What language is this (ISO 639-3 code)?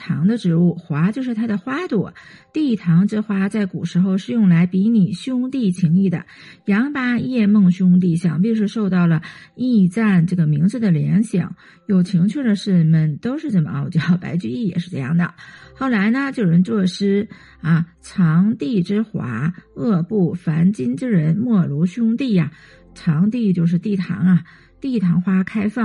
zho